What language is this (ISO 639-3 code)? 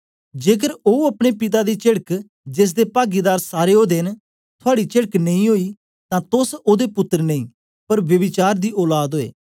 doi